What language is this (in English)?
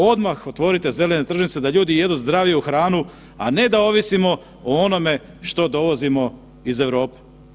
Croatian